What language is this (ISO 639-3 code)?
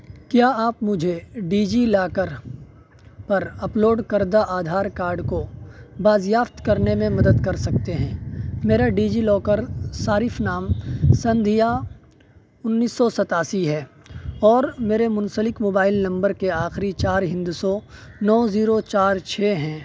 urd